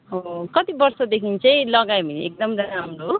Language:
Nepali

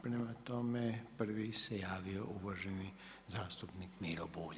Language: Croatian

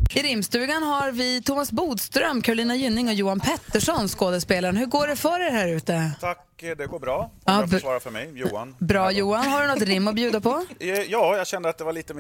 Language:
Swedish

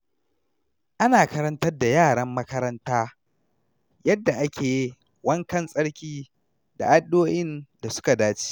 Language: Hausa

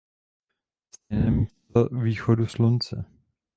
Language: Czech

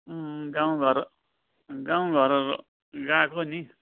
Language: Nepali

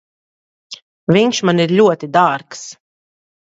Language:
Latvian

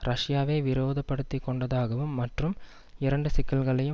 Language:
Tamil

